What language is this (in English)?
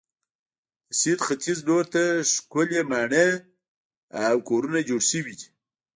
Pashto